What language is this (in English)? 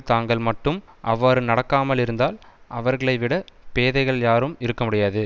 Tamil